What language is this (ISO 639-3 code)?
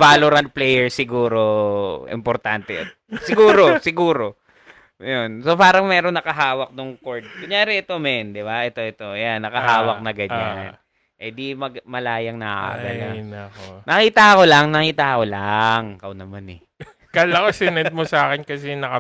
fil